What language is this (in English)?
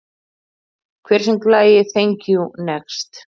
Icelandic